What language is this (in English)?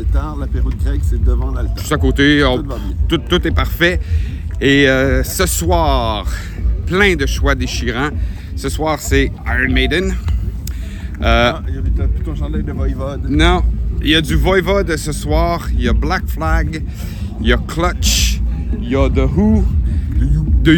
French